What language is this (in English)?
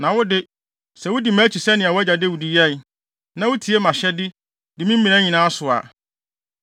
Akan